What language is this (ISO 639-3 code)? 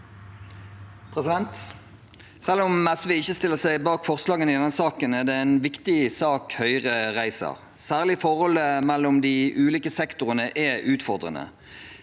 nor